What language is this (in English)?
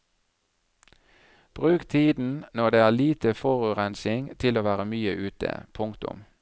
Norwegian